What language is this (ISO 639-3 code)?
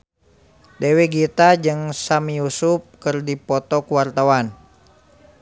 sun